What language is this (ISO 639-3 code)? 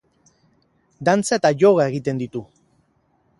eus